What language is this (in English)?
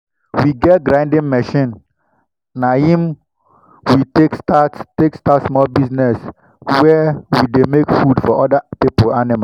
Nigerian Pidgin